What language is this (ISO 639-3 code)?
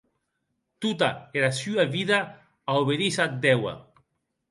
oci